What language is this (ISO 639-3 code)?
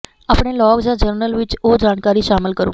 pan